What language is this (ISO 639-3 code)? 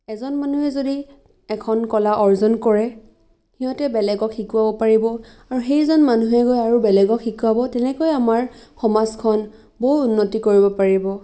asm